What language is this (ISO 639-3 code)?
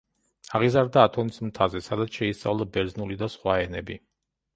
kat